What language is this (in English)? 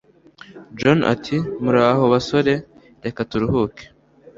Kinyarwanda